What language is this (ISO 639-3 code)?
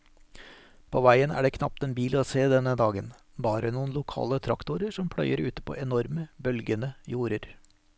nor